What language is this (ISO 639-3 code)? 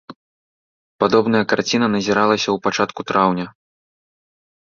bel